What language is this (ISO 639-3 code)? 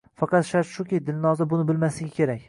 uzb